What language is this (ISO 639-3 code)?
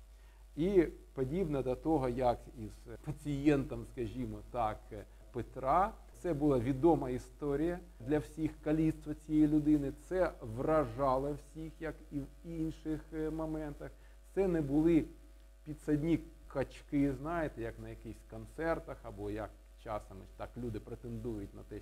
ukr